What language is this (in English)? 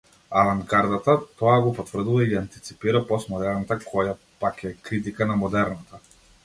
Macedonian